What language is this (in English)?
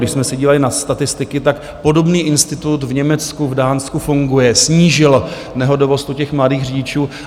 Czech